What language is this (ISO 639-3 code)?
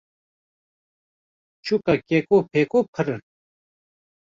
kur